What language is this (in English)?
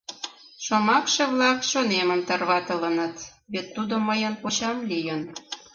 Mari